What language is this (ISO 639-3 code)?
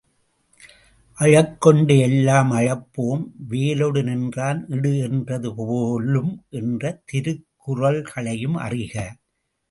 tam